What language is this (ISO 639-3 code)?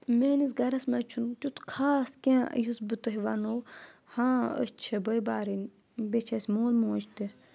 kas